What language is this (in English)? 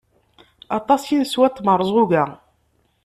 Kabyle